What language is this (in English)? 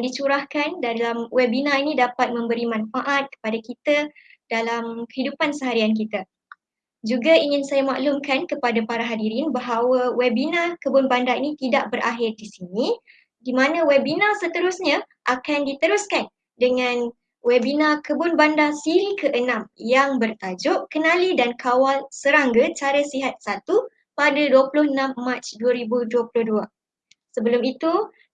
Malay